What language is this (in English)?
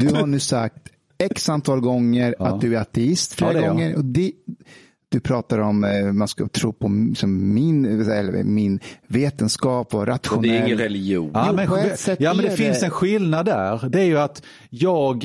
Swedish